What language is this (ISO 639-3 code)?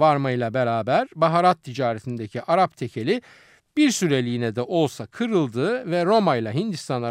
tur